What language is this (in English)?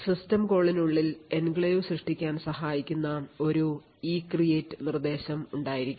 Malayalam